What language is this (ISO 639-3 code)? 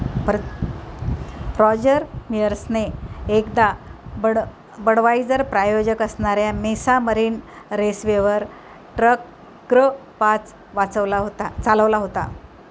mar